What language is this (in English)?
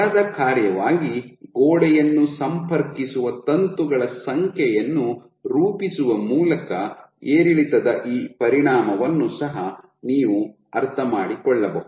Kannada